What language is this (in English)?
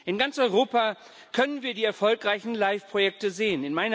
German